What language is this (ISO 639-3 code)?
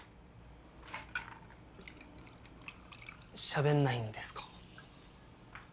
jpn